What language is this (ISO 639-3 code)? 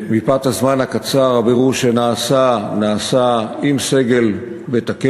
heb